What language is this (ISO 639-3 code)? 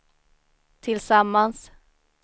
swe